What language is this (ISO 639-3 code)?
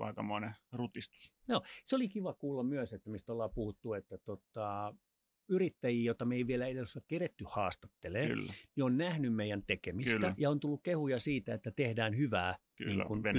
fin